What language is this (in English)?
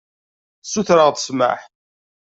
Kabyle